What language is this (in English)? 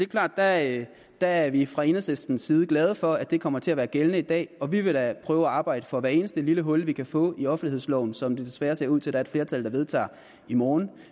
Danish